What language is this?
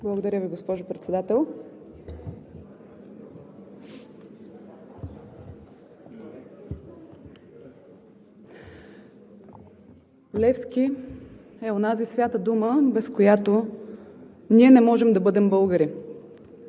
Bulgarian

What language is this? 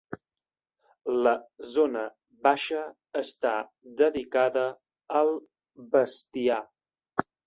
Catalan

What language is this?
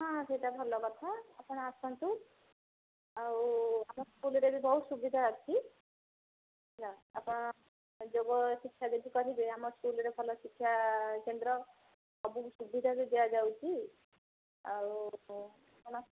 Odia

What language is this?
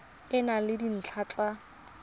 Tswana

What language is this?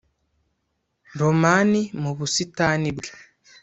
Kinyarwanda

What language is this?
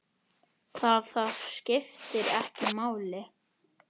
Icelandic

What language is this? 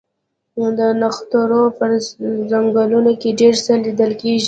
Pashto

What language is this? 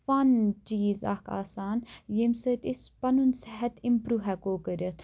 Kashmiri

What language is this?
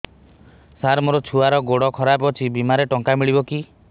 Odia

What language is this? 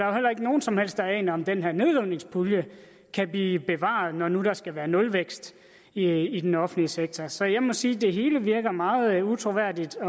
Danish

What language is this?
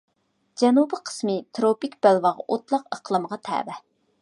Uyghur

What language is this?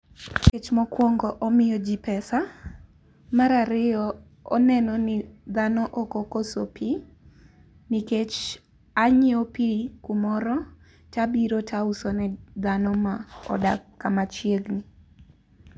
Luo (Kenya and Tanzania)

